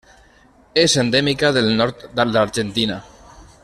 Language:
Catalan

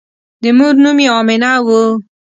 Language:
Pashto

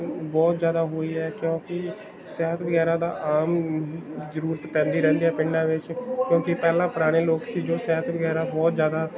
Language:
Punjabi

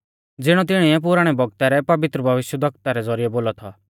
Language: Mahasu Pahari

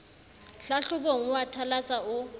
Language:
Southern Sotho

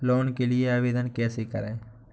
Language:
Hindi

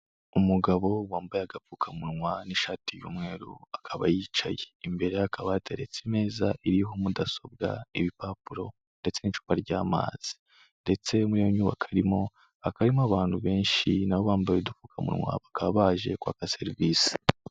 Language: Kinyarwanda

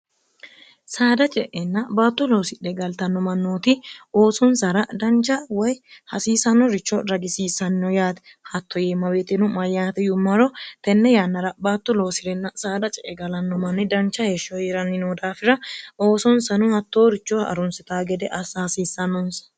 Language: Sidamo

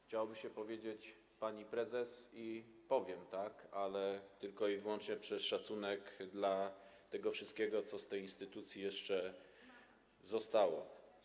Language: Polish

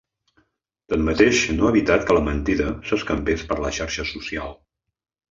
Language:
Catalan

